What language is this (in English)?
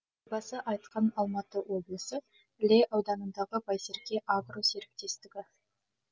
Kazakh